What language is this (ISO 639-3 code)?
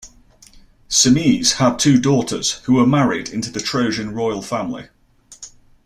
eng